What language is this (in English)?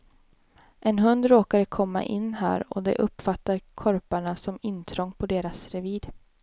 Swedish